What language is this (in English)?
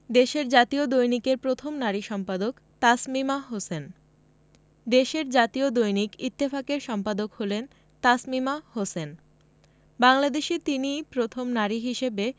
Bangla